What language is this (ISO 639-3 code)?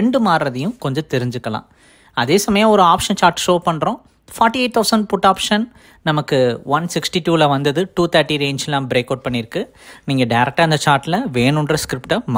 tam